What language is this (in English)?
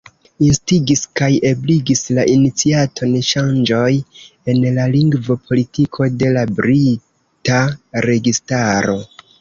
Esperanto